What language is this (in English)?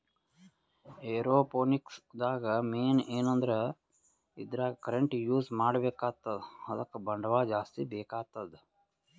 Kannada